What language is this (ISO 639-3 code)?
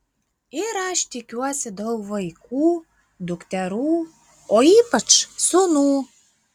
lit